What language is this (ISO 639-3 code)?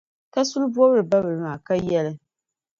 dag